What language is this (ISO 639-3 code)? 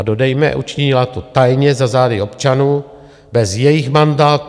ces